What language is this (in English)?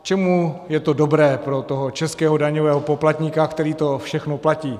Czech